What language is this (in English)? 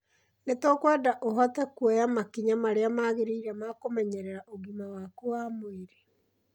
Kikuyu